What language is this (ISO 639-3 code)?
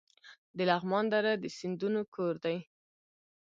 pus